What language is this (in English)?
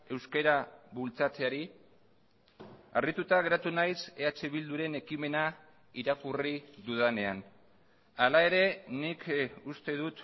Basque